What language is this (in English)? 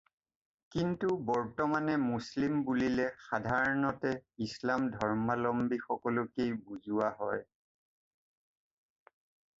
Assamese